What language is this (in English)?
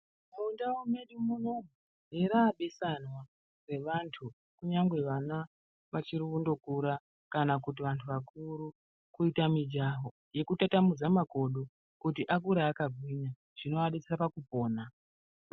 Ndau